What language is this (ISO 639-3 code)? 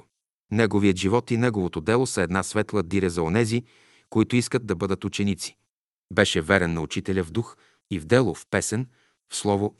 bul